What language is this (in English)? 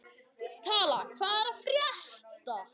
Icelandic